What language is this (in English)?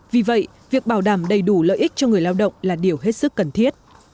Vietnamese